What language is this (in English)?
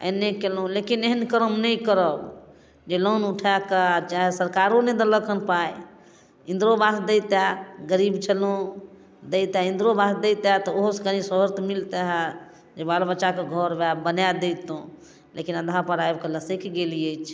Maithili